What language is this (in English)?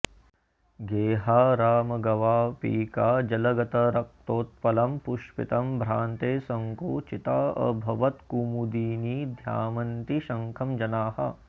Sanskrit